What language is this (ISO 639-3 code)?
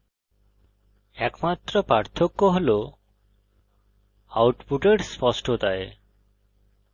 ben